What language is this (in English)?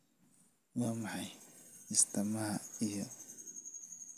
Somali